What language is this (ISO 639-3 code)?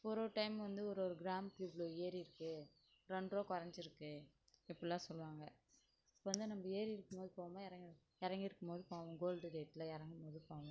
tam